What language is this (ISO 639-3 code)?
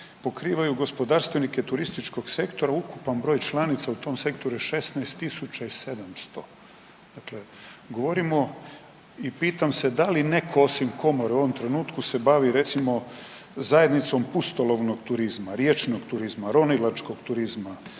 hrv